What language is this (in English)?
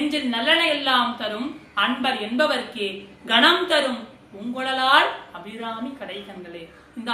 Tamil